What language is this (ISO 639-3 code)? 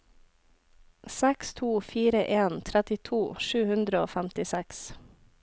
nor